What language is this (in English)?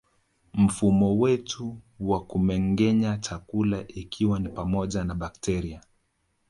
Swahili